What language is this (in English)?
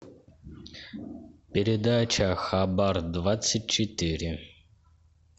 Russian